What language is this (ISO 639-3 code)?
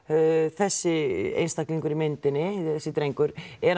isl